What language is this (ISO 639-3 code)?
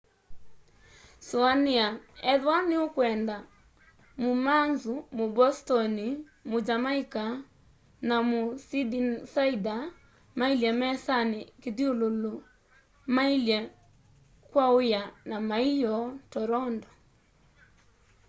kam